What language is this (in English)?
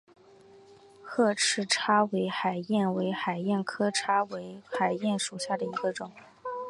Chinese